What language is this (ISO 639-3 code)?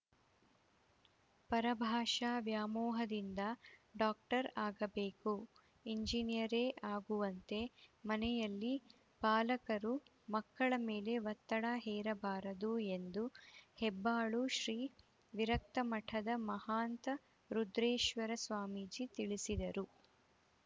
kan